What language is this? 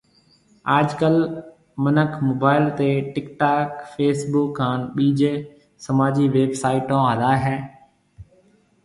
Marwari (Pakistan)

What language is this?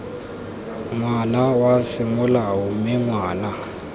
Tswana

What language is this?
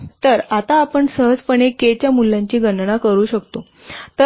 Marathi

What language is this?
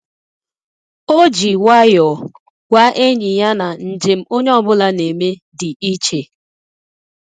Igbo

